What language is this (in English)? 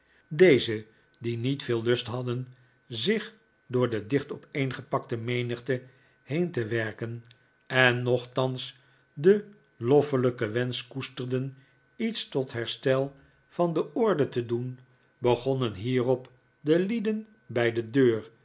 Dutch